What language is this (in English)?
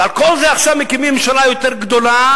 Hebrew